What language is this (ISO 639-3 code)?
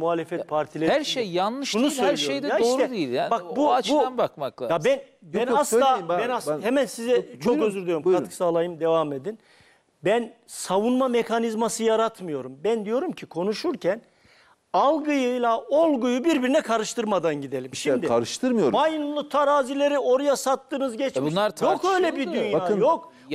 tur